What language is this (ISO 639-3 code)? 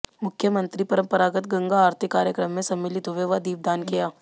hin